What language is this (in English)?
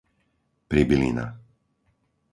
Slovak